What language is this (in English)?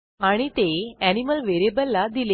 Marathi